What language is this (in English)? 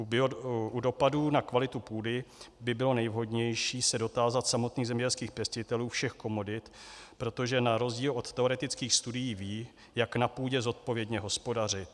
Czech